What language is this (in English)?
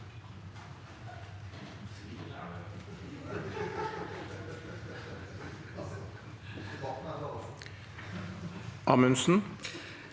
Norwegian